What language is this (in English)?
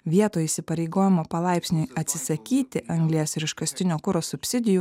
Lithuanian